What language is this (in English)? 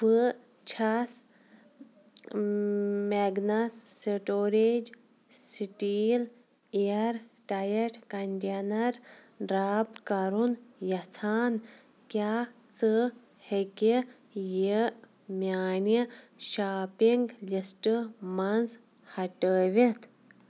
Kashmiri